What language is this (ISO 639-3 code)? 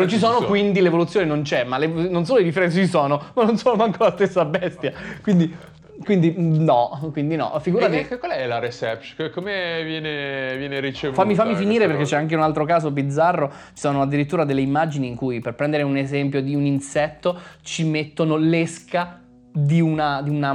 ita